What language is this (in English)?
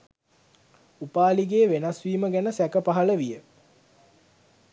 Sinhala